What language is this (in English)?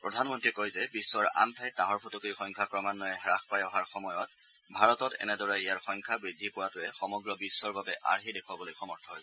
Assamese